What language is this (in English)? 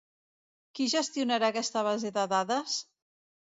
Catalan